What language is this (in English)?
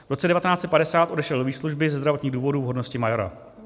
Czech